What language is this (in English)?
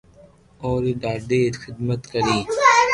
Loarki